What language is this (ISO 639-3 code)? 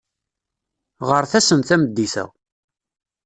kab